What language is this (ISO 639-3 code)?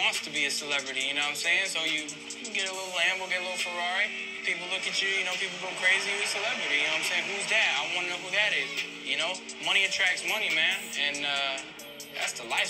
eng